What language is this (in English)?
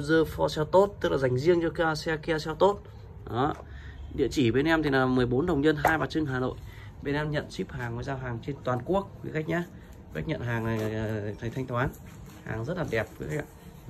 Vietnamese